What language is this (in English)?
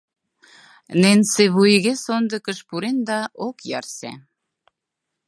Mari